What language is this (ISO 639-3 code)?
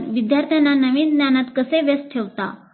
mar